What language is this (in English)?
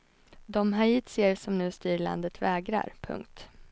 Swedish